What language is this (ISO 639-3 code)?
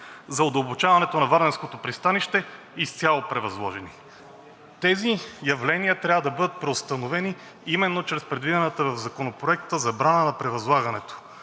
bul